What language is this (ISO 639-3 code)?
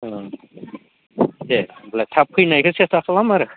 brx